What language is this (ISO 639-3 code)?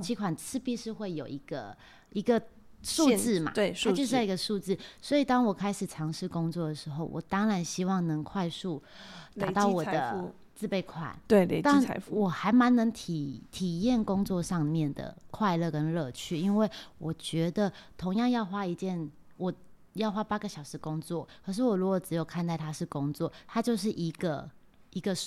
zho